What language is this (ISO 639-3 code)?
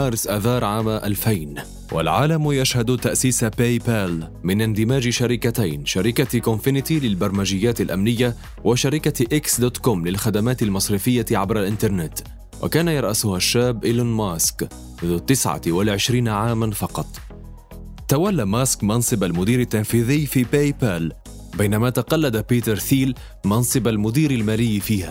ara